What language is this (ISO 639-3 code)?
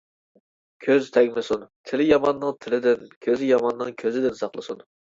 uig